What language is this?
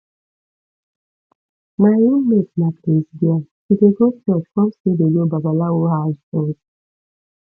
Nigerian Pidgin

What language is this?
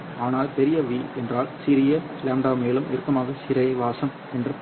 Tamil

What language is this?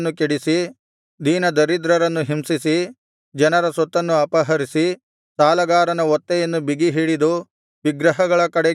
Kannada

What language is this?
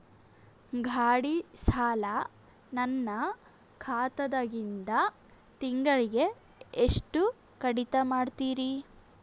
Kannada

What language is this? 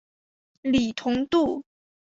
Chinese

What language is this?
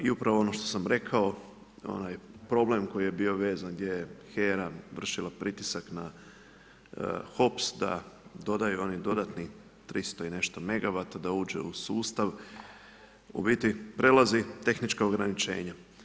Croatian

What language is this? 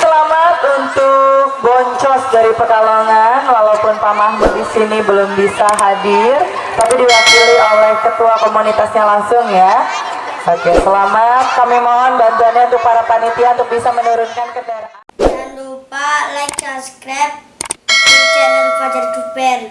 Indonesian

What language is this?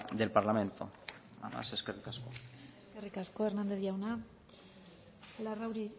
Basque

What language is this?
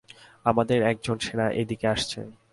Bangla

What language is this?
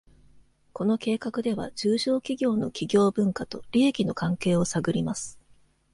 Japanese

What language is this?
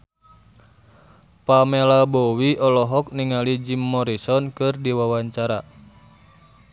Sundanese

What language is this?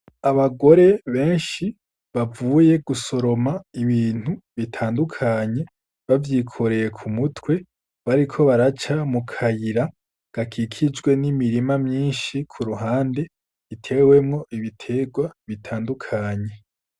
Rundi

